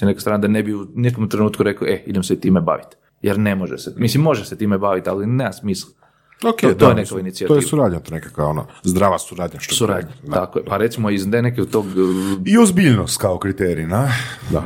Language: Croatian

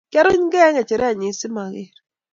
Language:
Kalenjin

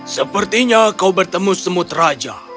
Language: Indonesian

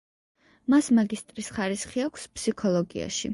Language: Georgian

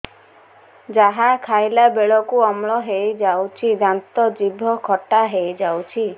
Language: Odia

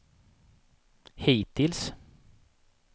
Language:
Swedish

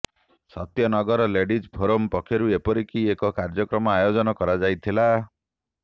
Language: Odia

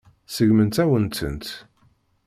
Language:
Kabyle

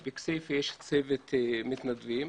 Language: Hebrew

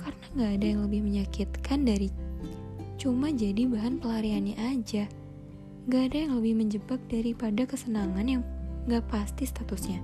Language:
Indonesian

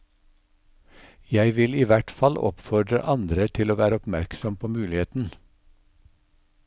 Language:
Norwegian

